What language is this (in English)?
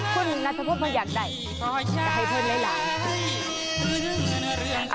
Thai